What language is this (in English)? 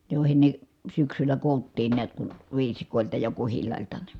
Finnish